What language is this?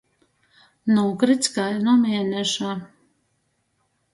Latgalian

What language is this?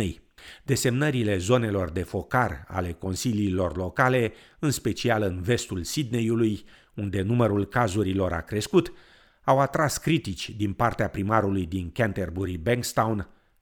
Romanian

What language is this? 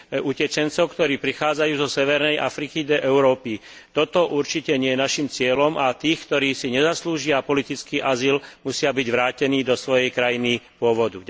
Slovak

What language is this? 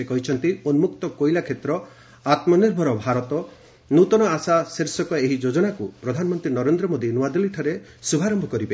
Odia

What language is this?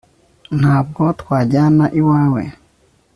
Kinyarwanda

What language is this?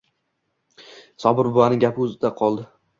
Uzbek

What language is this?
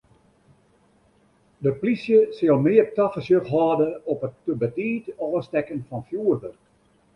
Western Frisian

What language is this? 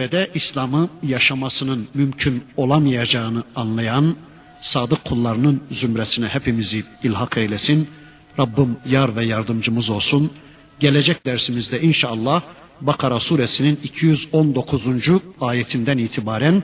Turkish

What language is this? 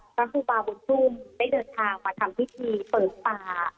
Thai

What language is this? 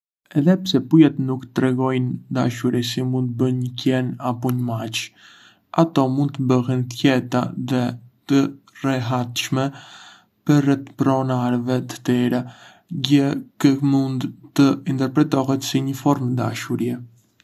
Arbëreshë Albanian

